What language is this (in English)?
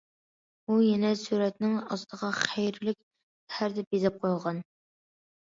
Uyghur